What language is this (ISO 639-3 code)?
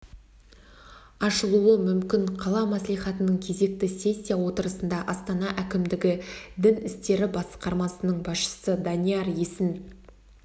kaz